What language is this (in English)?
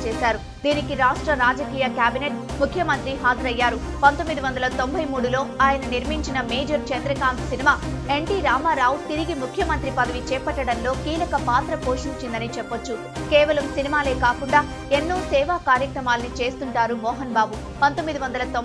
Telugu